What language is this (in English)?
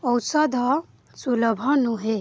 Odia